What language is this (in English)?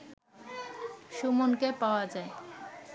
Bangla